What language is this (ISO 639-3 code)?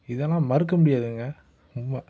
tam